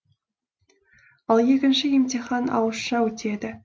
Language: Kazakh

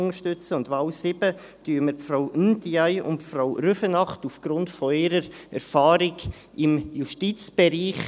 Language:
Swiss German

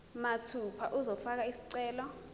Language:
Zulu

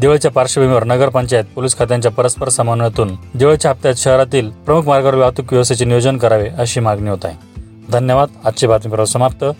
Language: Marathi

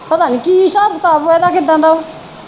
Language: Punjabi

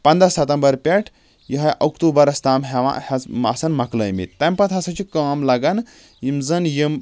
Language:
Kashmiri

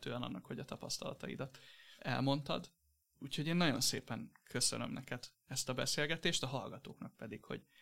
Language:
Hungarian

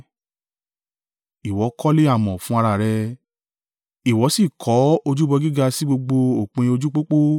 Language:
Yoruba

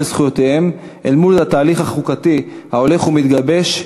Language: Hebrew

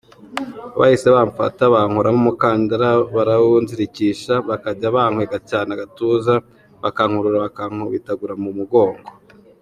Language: Kinyarwanda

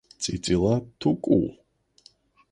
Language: Georgian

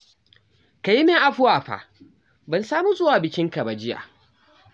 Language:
Hausa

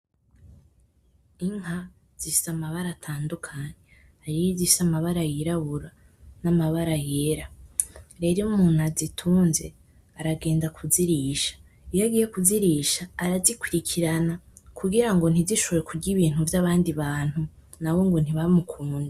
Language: Rundi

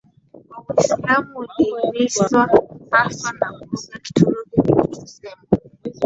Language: Swahili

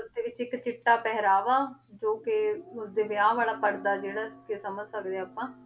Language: Punjabi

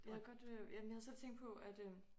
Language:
Danish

